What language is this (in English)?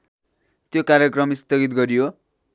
Nepali